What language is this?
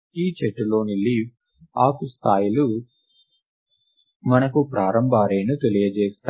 Telugu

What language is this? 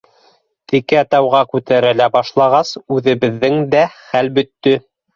Bashkir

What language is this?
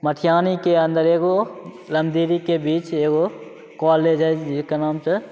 Maithili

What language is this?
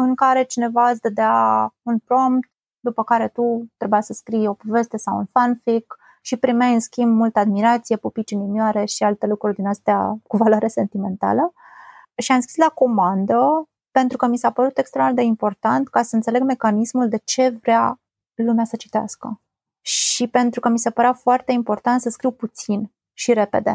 Romanian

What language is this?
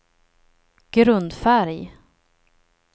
Swedish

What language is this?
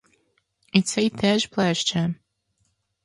Ukrainian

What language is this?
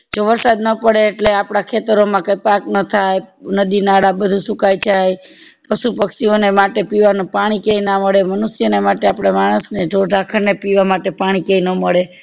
Gujarati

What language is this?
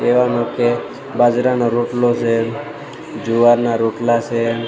Gujarati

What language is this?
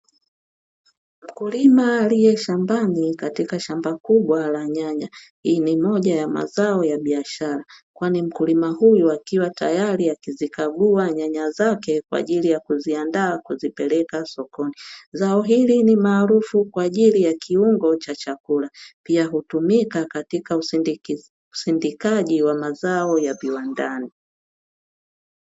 Swahili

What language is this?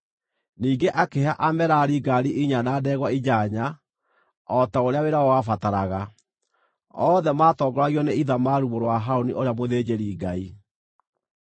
Kikuyu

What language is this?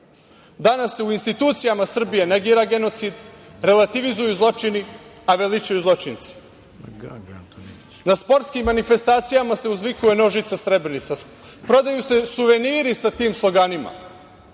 Serbian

